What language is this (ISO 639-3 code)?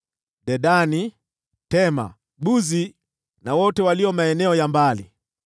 swa